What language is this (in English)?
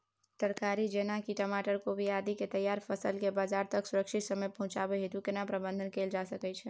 Maithili